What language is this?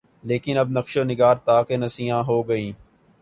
Urdu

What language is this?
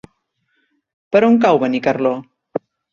Catalan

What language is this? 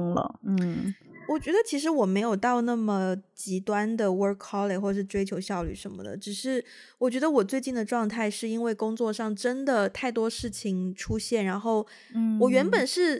Chinese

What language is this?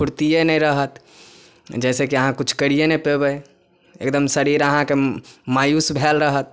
Maithili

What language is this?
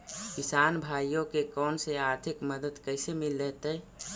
Magahi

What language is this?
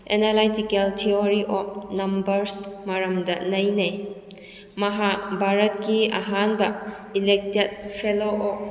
Manipuri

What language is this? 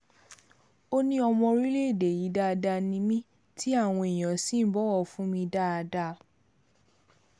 Yoruba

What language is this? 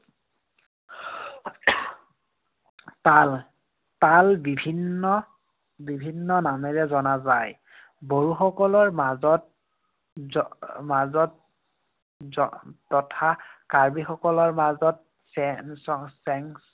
Assamese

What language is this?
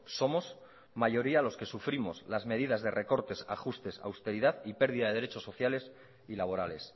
Spanish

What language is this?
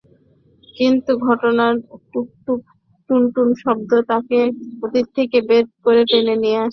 Bangla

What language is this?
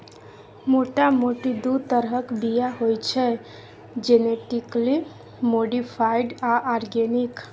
Maithili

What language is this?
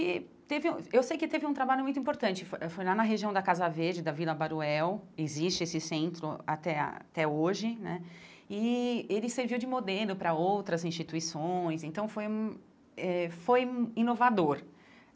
Portuguese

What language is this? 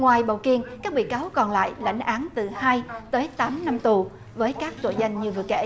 Vietnamese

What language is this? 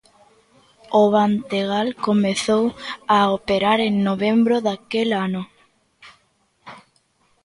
Galician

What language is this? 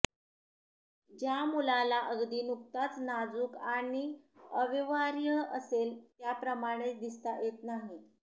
Marathi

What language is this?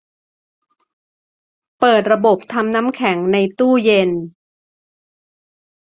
Thai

